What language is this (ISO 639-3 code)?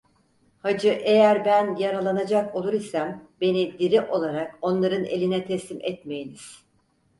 tur